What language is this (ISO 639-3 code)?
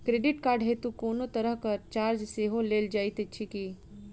mai